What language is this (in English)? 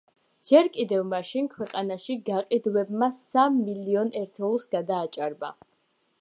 Georgian